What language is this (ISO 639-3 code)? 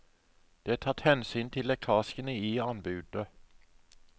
nor